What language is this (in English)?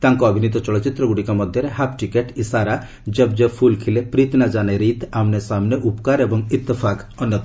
Odia